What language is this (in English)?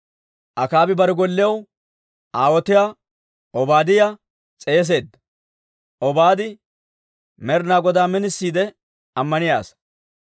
Dawro